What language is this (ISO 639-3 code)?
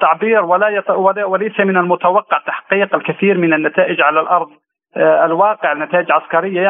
ara